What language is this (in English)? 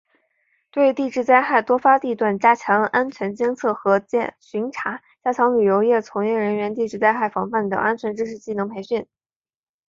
Chinese